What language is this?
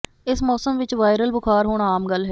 Punjabi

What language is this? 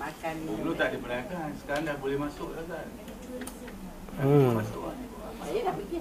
Malay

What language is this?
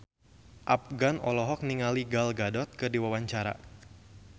Sundanese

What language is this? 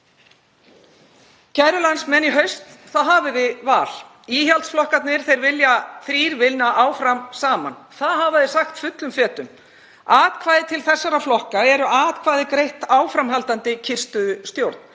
Icelandic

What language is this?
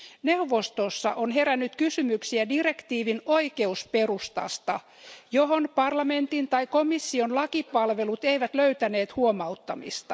Finnish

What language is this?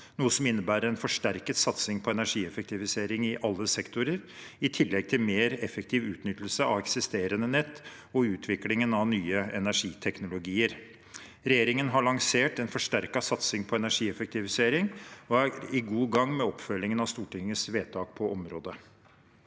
Norwegian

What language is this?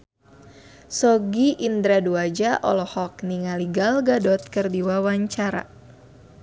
Sundanese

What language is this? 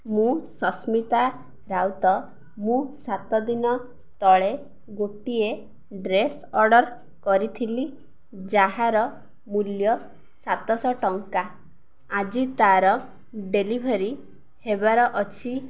Odia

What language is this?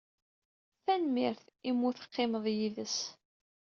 Kabyle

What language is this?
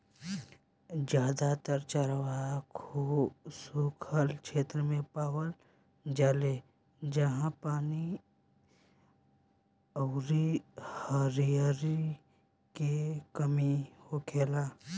Bhojpuri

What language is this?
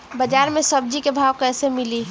Bhojpuri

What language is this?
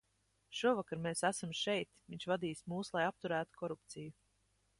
Latvian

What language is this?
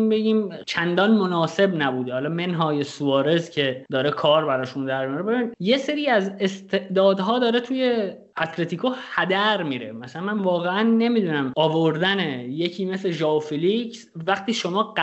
Persian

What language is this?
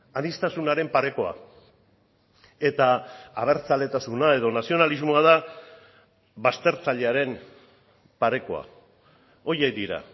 Basque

